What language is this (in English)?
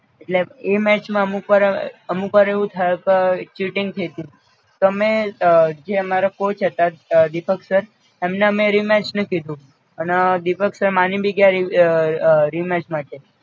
Gujarati